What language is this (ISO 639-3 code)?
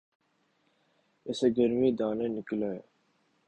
urd